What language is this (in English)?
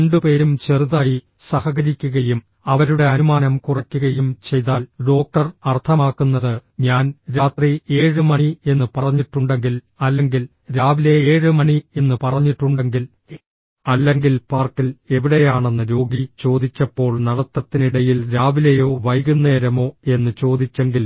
Malayalam